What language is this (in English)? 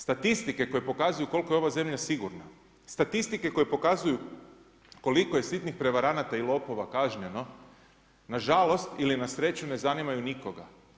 Croatian